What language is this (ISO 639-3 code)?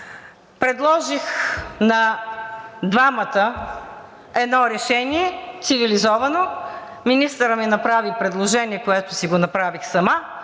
bul